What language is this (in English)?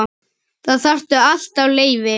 Icelandic